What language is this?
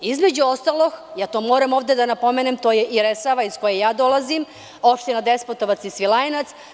Serbian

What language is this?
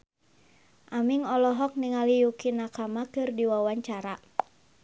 Sundanese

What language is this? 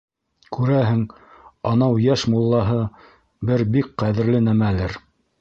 Bashkir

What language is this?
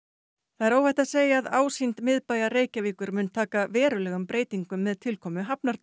Icelandic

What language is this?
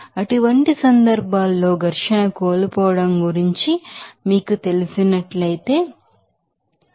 Telugu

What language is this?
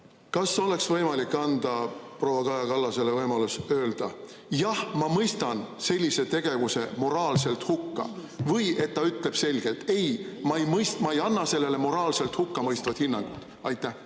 Estonian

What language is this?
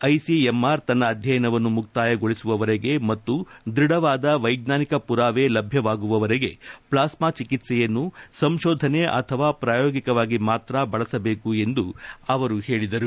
Kannada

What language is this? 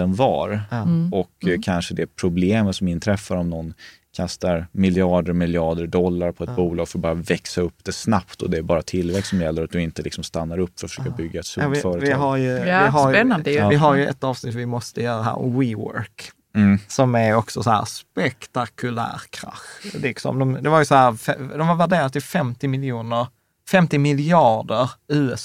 Swedish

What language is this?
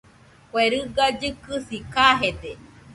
Nüpode Huitoto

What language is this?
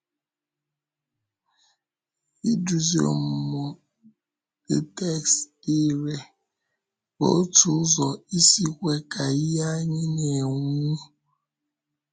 Igbo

